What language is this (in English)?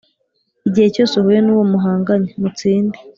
Kinyarwanda